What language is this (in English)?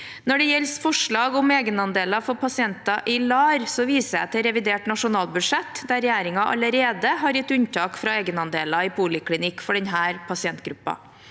Norwegian